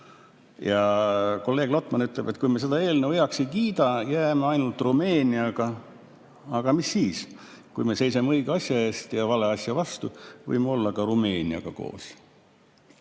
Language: Estonian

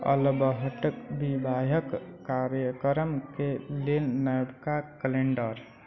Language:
Maithili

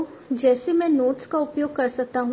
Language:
Hindi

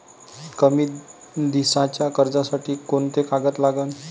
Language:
Marathi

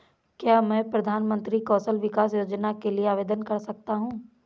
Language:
Hindi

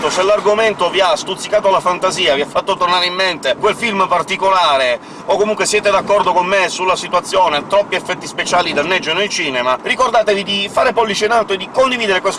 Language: Italian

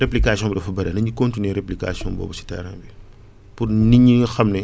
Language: Wolof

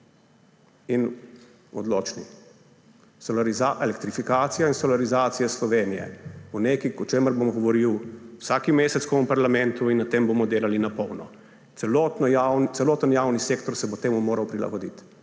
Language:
Slovenian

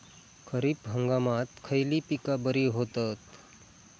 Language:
Marathi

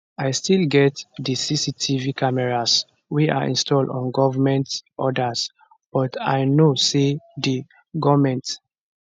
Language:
Nigerian Pidgin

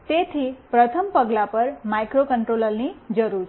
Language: Gujarati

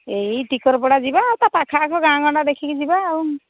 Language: Odia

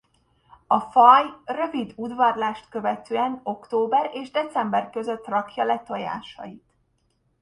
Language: Hungarian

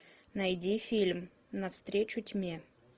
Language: Russian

